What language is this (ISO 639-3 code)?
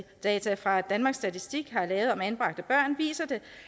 dan